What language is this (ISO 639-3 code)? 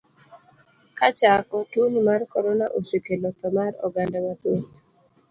luo